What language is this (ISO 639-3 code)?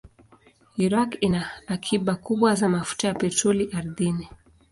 swa